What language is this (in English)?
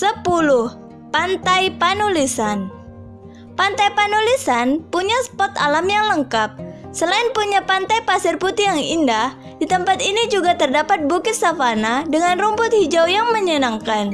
Indonesian